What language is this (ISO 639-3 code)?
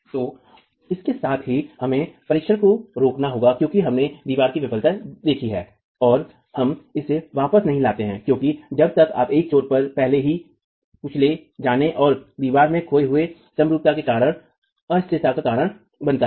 hin